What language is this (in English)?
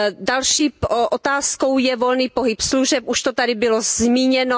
Czech